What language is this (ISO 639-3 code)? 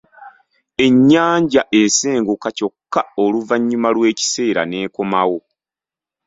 lug